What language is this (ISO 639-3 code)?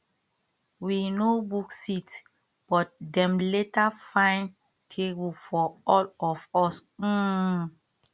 pcm